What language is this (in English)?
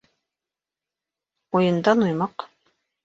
Bashkir